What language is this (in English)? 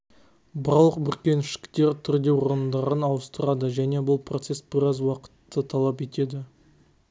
Kazakh